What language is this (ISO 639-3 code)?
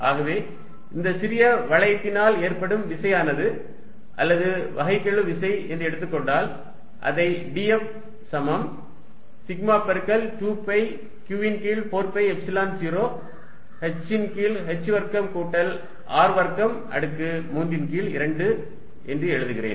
tam